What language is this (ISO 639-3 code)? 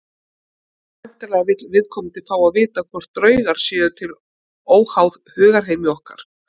isl